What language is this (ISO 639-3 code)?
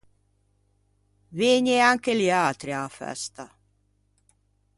lij